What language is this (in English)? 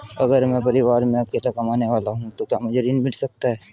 Hindi